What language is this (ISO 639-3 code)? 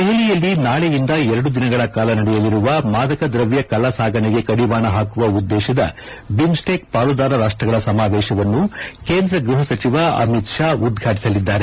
kan